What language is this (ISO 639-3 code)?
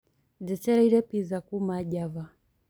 kik